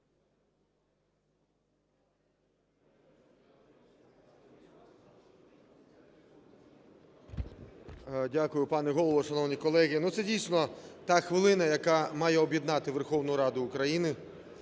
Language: Ukrainian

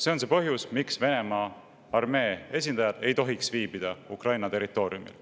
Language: Estonian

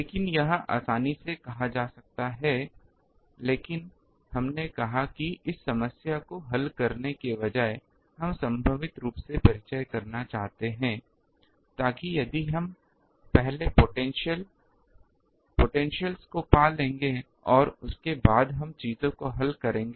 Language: Hindi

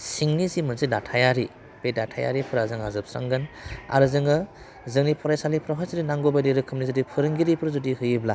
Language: Bodo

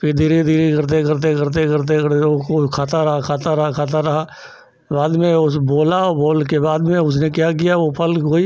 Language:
Hindi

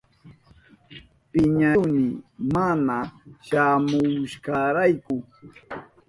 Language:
Southern Pastaza Quechua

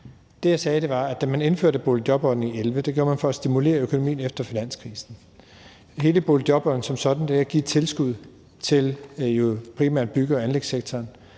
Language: Danish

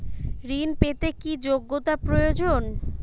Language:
Bangla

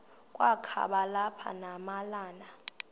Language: Xhosa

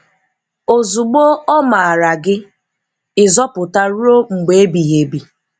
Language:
Igbo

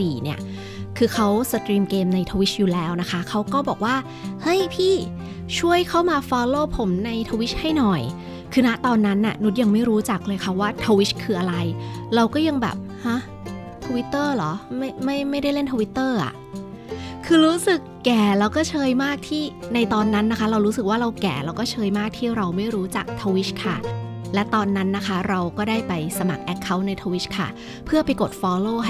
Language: Thai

